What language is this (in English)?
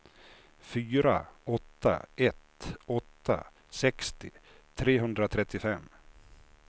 Swedish